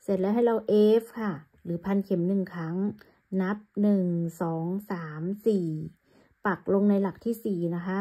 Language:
Thai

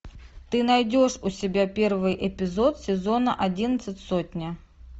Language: Russian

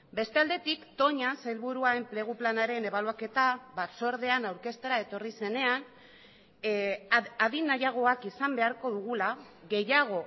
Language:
Basque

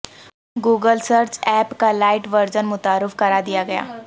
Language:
Urdu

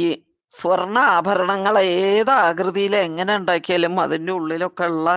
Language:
Malayalam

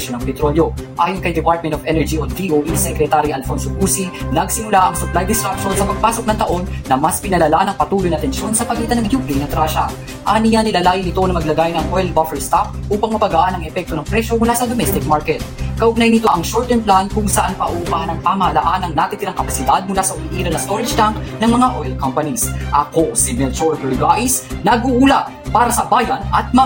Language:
Filipino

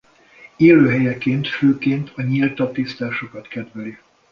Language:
Hungarian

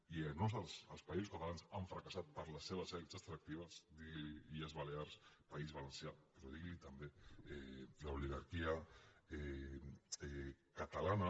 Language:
Catalan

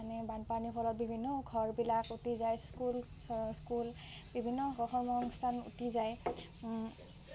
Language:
Assamese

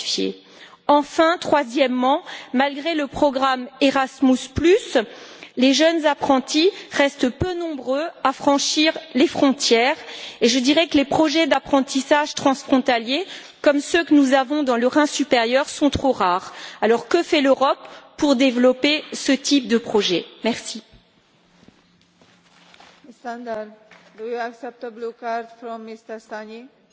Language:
French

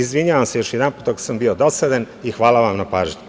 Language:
Serbian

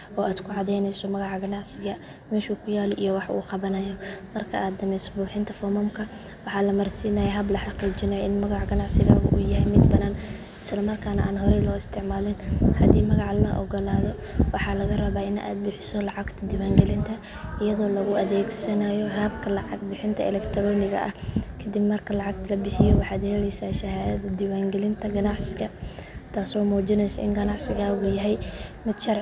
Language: Somali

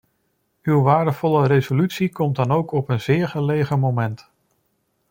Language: Dutch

